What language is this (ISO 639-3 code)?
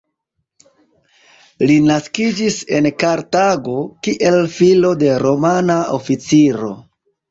epo